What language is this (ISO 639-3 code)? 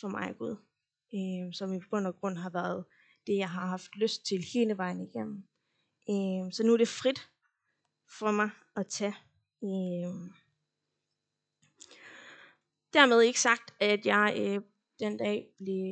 dan